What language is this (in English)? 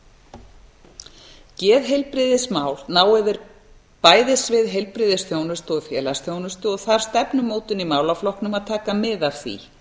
Icelandic